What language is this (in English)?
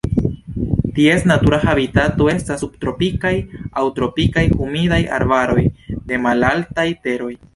Esperanto